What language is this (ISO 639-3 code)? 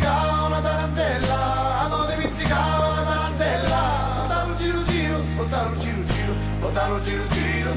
ita